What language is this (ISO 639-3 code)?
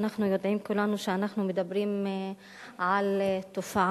heb